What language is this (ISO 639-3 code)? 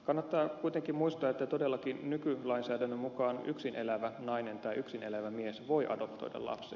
fin